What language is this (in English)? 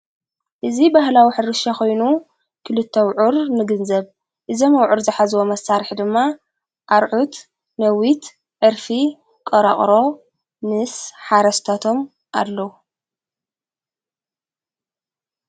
Tigrinya